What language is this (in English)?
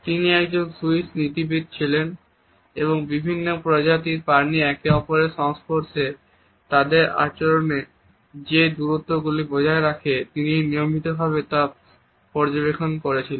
Bangla